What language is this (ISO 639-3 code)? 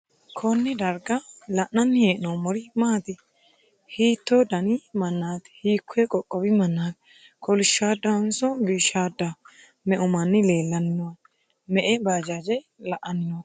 sid